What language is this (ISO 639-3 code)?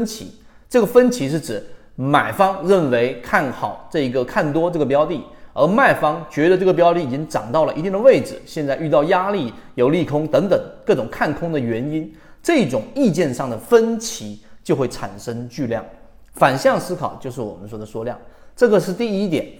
zho